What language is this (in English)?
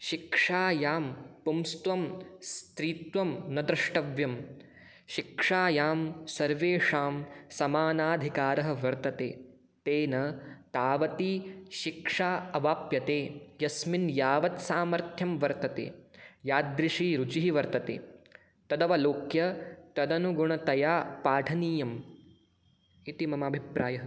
Sanskrit